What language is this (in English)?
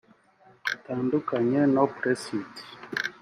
Kinyarwanda